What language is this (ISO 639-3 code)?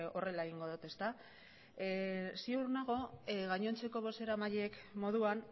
eus